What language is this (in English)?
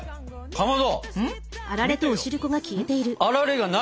Japanese